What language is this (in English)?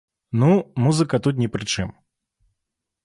Belarusian